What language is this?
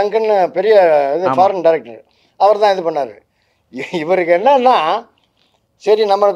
Tamil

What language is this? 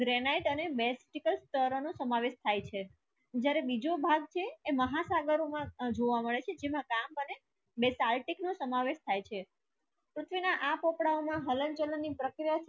Gujarati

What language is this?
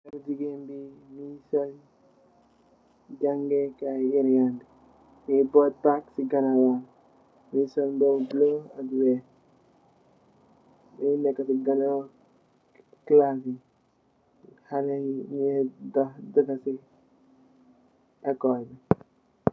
Wolof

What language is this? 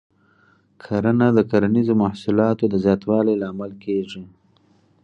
Pashto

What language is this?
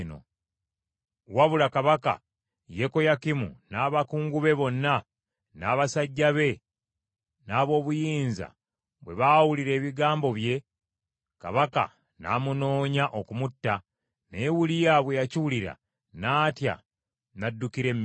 Ganda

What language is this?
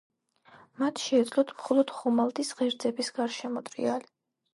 Georgian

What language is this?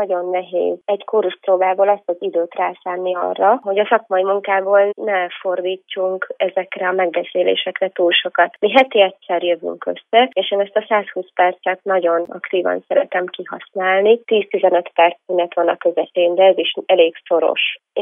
Hungarian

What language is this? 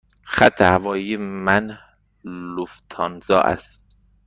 Persian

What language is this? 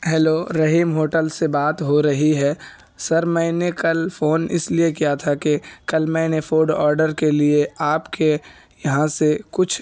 Urdu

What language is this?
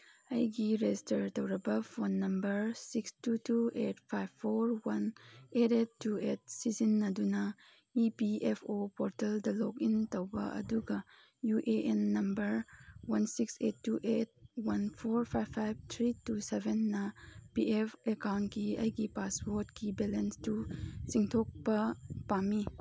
Manipuri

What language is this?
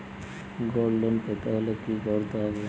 Bangla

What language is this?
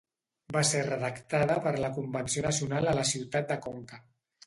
Catalan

